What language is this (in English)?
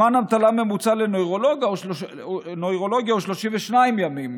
Hebrew